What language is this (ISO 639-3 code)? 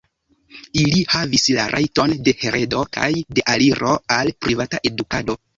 epo